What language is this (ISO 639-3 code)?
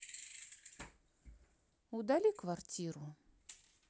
rus